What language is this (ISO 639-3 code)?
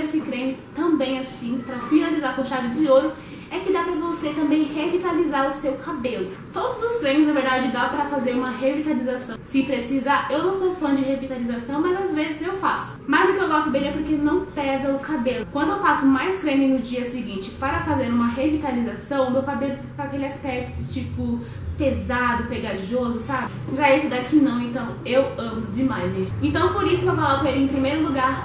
por